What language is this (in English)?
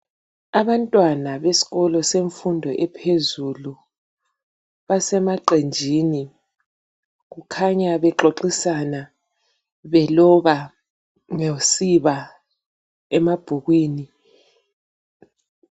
North Ndebele